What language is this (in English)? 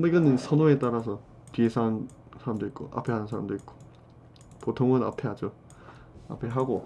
Korean